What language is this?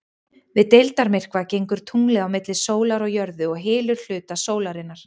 Icelandic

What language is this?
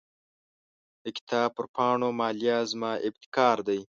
Pashto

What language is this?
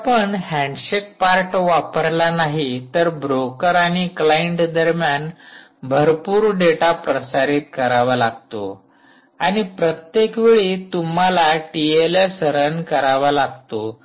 Marathi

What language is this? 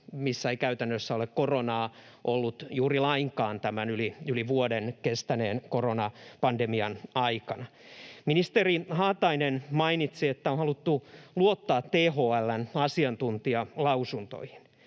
Finnish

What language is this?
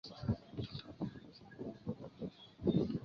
Chinese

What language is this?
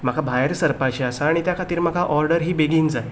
Konkani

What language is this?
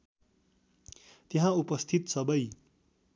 Nepali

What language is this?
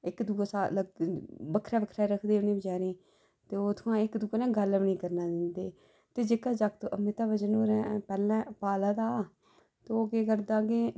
Dogri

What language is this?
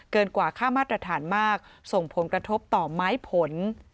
Thai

